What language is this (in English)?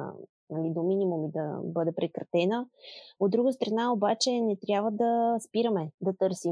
Bulgarian